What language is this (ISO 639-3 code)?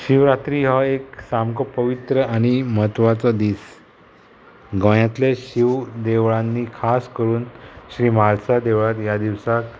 kok